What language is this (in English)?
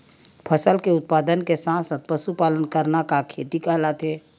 Chhattisgarhi